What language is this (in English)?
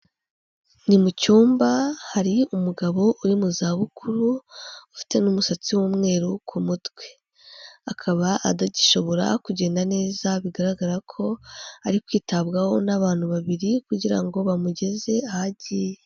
Kinyarwanda